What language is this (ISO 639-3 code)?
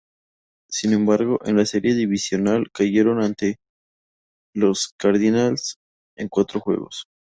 spa